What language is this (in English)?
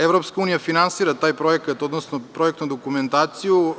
Serbian